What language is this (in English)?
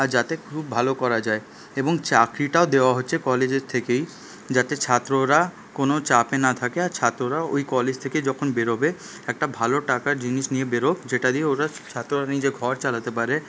Bangla